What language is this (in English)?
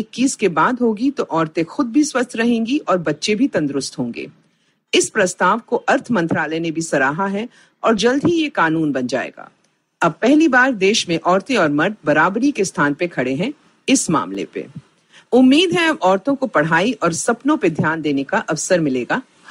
Hindi